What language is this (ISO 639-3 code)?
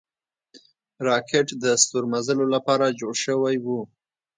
pus